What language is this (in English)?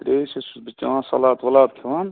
Kashmiri